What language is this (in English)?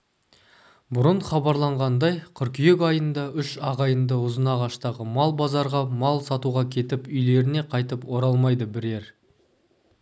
Kazakh